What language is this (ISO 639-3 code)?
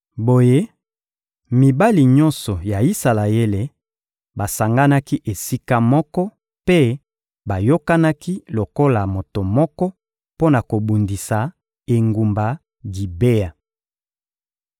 lin